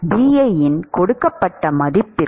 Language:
Tamil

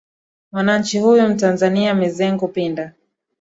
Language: Swahili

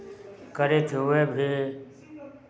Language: Maithili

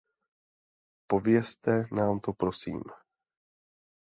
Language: Czech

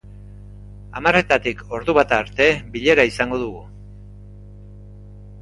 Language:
Basque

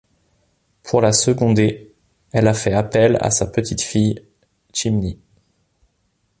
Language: French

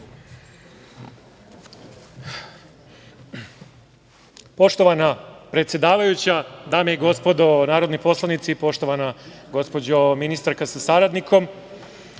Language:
Serbian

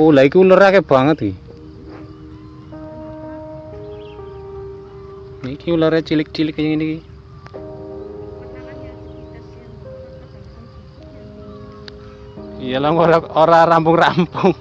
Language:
Indonesian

